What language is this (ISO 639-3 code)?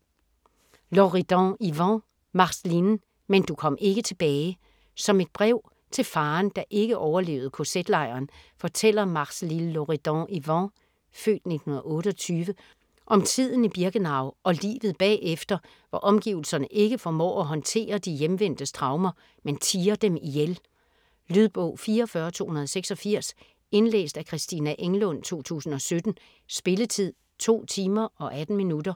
dan